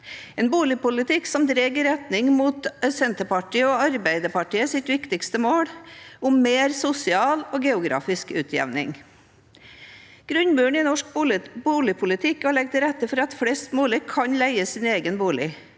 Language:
Norwegian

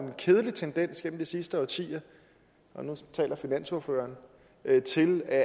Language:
Danish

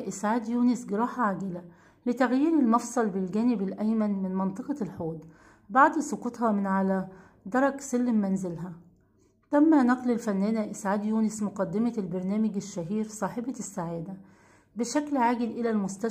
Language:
Arabic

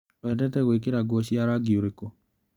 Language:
Kikuyu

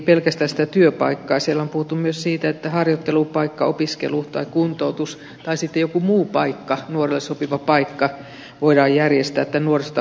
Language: Finnish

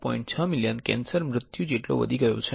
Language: Gujarati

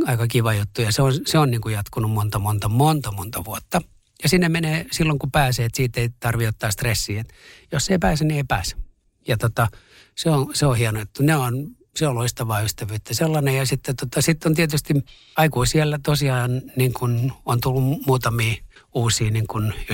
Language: Finnish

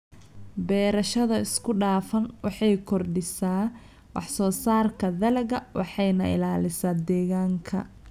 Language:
Somali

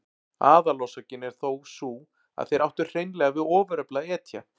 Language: Icelandic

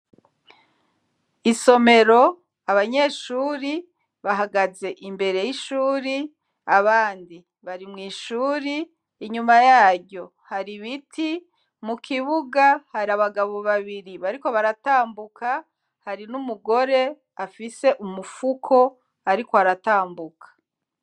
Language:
Rundi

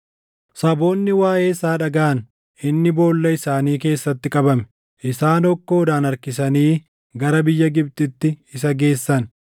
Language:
Oromo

